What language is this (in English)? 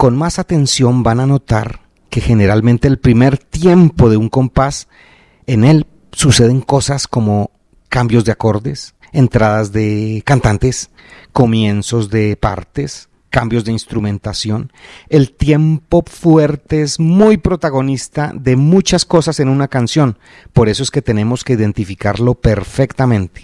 Spanish